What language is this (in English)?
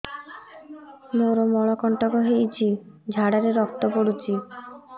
Odia